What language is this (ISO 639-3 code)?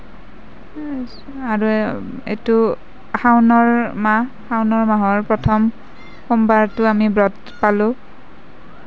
asm